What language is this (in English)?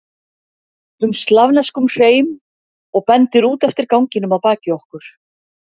Icelandic